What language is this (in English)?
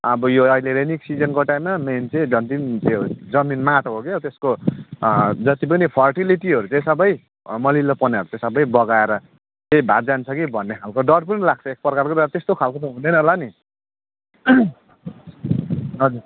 Nepali